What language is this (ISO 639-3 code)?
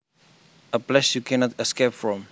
jav